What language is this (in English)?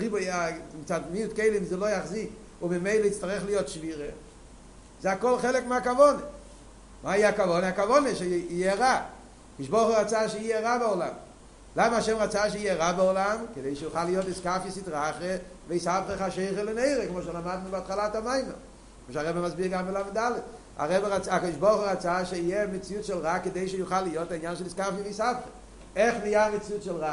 Hebrew